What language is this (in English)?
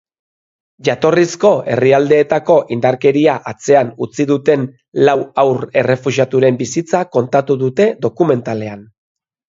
Basque